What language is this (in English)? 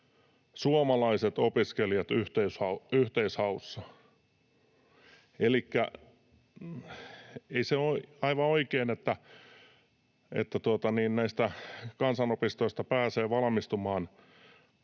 Finnish